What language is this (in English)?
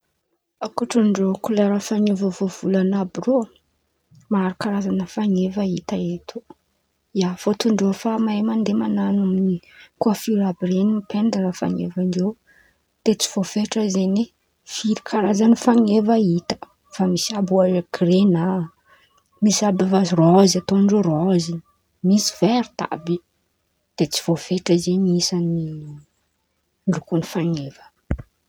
Antankarana Malagasy